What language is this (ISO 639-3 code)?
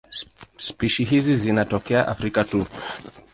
swa